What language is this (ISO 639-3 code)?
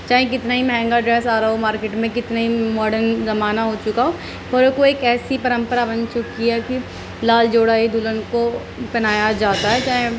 urd